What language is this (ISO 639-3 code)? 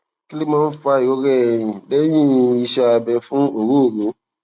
yor